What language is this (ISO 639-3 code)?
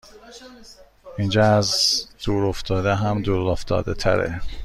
fas